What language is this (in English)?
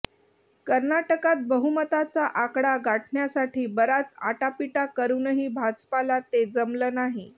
Marathi